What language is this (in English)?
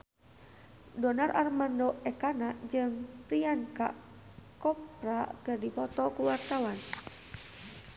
Sundanese